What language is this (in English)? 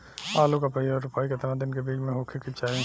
Bhojpuri